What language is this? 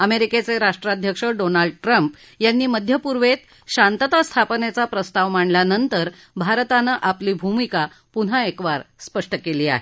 Marathi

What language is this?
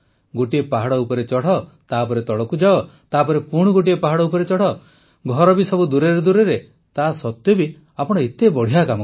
Odia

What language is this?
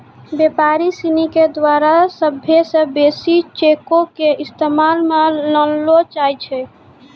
Maithili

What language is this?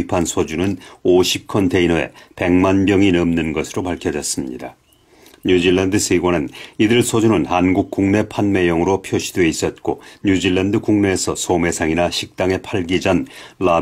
Korean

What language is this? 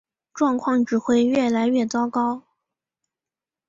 Chinese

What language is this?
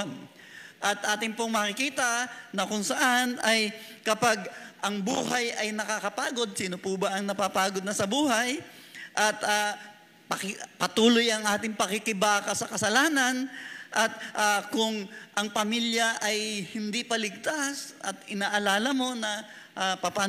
Filipino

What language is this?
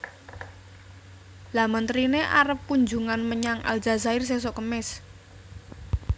Javanese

